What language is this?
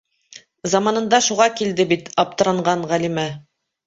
Bashkir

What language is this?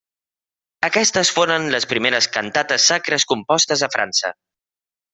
Catalan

